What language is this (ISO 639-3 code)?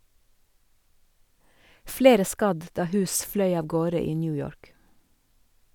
nor